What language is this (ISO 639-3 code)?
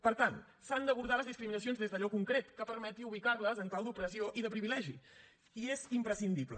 cat